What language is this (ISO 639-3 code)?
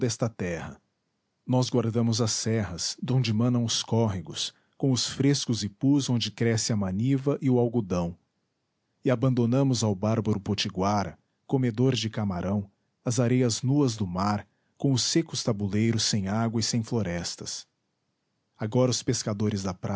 por